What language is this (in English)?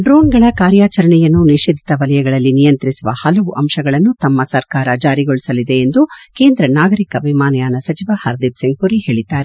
Kannada